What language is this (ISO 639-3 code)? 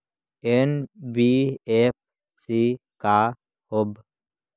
mag